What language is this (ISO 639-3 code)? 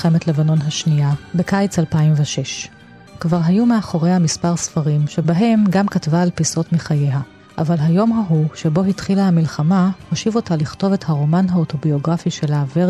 heb